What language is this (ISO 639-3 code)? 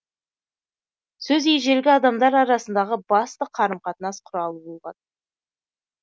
kaz